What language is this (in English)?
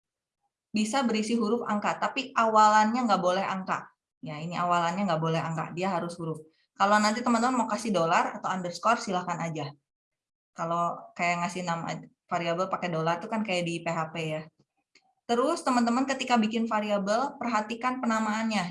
Indonesian